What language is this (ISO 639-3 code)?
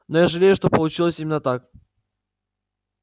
rus